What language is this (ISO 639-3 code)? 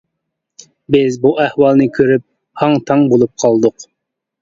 uig